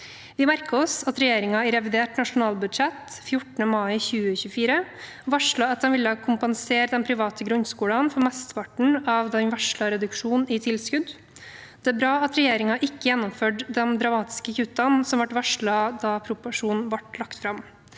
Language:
Norwegian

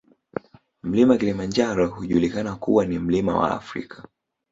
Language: Swahili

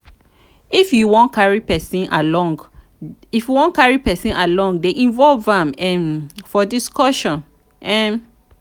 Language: Nigerian Pidgin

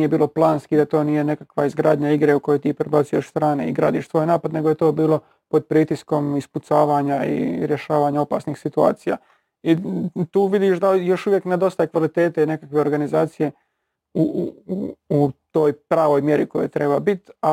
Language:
Croatian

